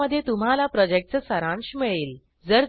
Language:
Marathi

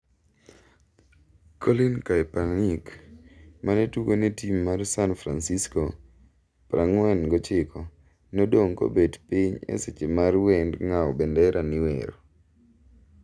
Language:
Luo (Kenya and Tanzania)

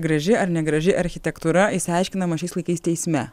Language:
Lithuanian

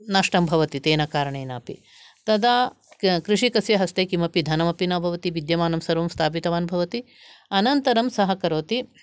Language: Sanskrit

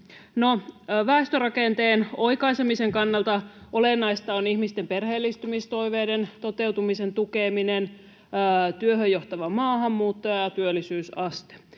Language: Finnish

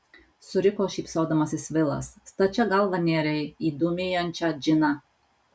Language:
Lithuanian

